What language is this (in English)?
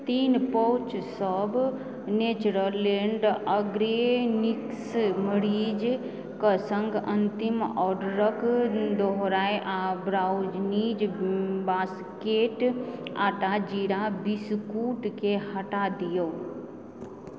Maithili